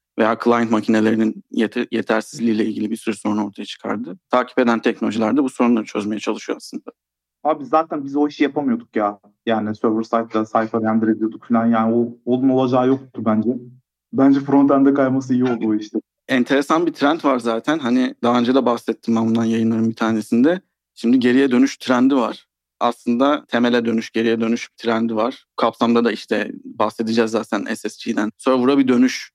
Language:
Turkish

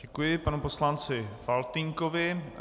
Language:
Czech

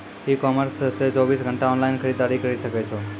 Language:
Maithili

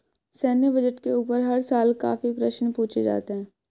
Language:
Hindi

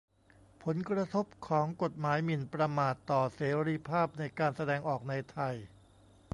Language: Thai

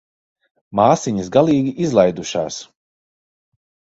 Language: Latvian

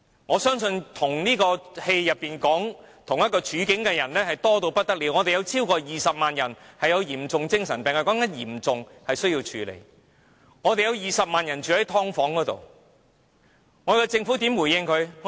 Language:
Cantonese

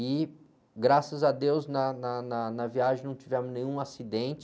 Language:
Portuguese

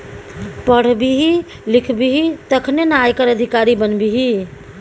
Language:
Maithili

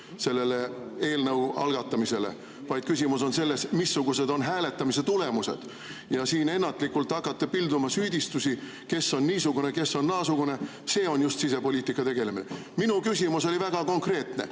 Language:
Estonian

